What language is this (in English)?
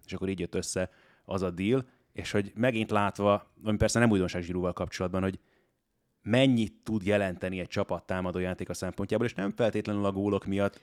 Hungarian